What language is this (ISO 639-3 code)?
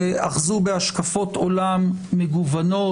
heb